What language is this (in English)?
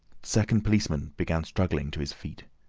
English